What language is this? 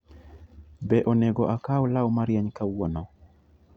Luo (Kenya and Tanzania)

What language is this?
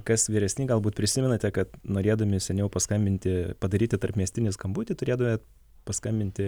Lithuanian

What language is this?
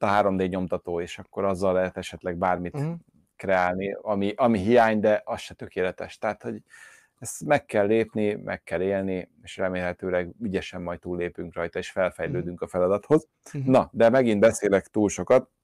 Hungarian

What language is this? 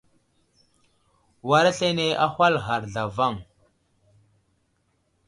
Wuzlam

